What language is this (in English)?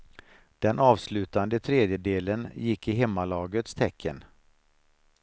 Swedish